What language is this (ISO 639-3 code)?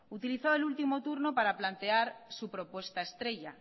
spa